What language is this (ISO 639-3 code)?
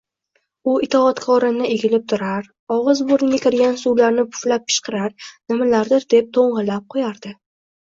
uzb